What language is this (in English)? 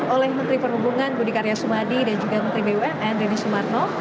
Indonesian